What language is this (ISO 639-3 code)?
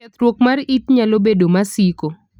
luo